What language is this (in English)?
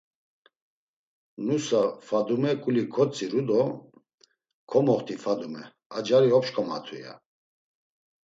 Laz